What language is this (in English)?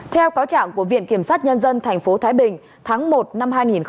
Vietnamese